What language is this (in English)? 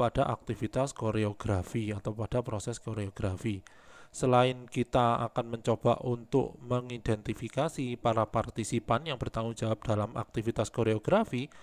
Indonesian